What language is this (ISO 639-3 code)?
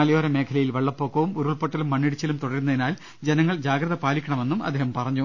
mal